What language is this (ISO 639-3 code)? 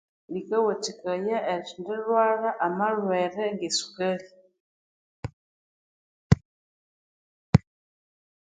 koo